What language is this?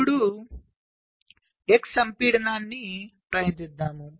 Telugu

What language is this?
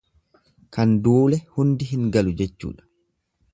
Oromo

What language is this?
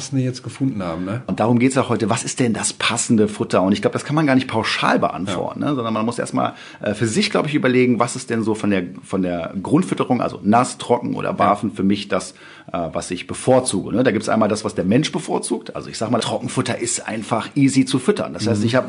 German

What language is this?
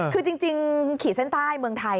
Thai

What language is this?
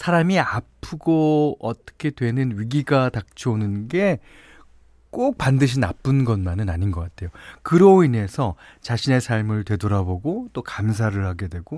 Korean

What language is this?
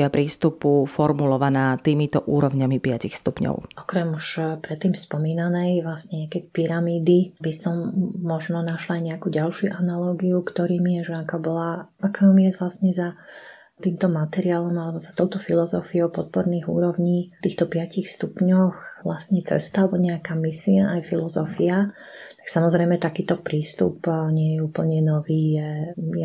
Slovak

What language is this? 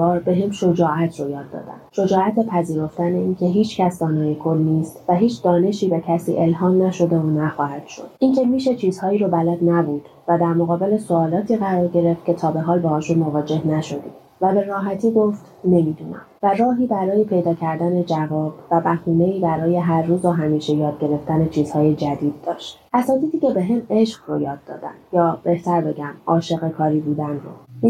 Persian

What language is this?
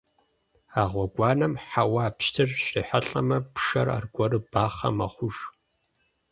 Kabardian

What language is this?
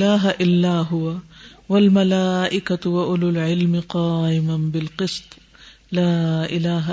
Urdu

